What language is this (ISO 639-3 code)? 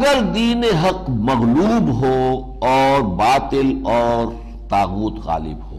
urd